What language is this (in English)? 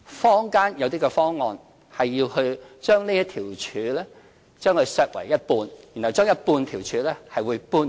Cantonese